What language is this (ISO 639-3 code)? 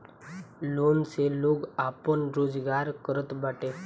bho